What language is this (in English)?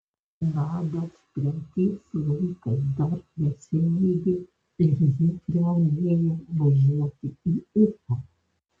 Lithuanian